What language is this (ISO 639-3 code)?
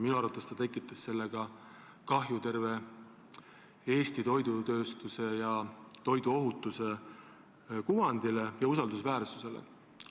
est